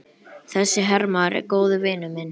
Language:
Icelandic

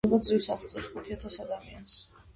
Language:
Georgian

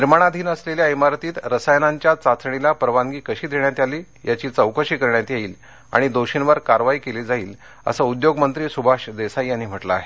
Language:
Marathi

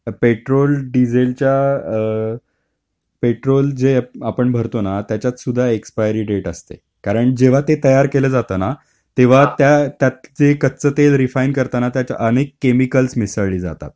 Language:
Marathi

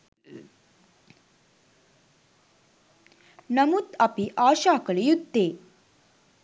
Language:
Sinhala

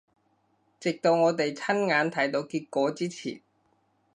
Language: Cantonese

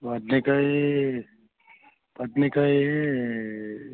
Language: Kannada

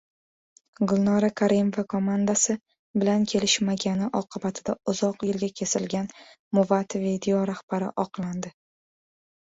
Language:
Uzbek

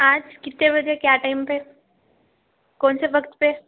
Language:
Urdu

